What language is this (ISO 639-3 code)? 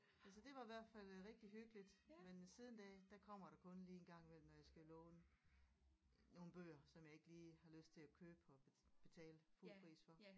dan